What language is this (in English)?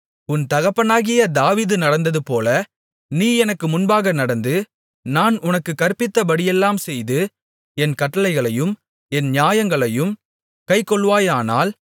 Tamil